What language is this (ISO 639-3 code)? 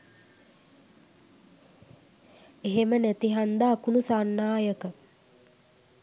sin